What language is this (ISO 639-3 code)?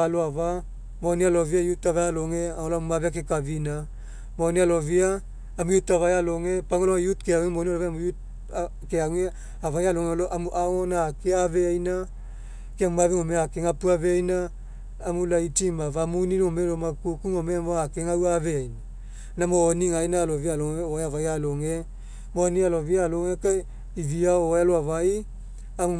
mek